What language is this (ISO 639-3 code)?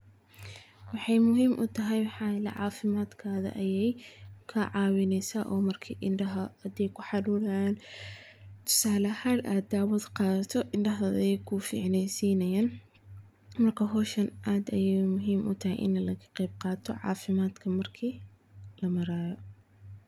som